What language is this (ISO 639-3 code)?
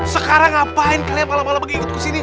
ind